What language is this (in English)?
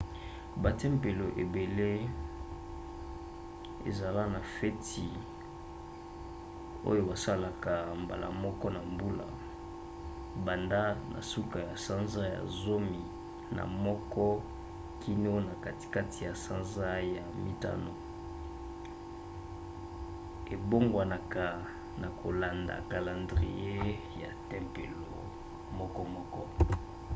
Lingala